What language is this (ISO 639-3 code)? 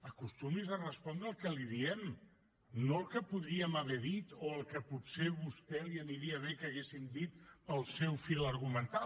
cat